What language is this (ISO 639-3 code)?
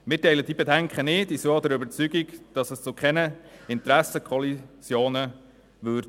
gsw